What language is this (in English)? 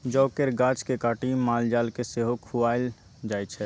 Maithili